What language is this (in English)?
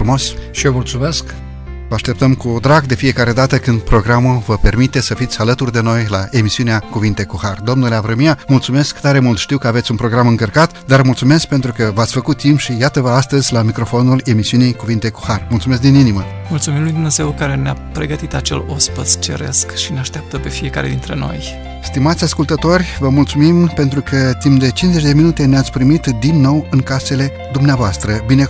Romanian